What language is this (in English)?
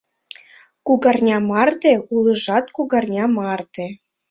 Mari